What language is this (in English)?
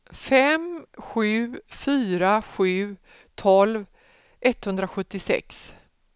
Swedish